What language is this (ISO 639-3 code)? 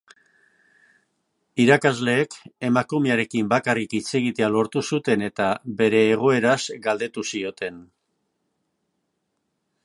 eus